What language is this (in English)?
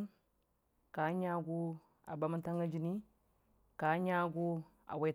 Dijim-Bwilim